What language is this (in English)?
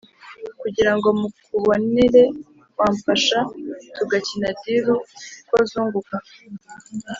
Kinyarwanda